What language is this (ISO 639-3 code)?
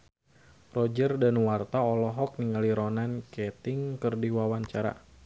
sun